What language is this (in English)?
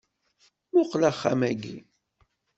Kabyle